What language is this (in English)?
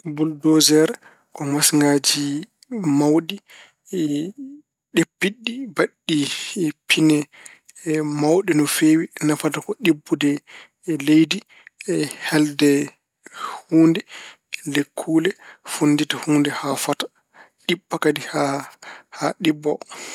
Fula